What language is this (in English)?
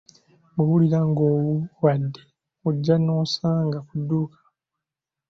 Ganda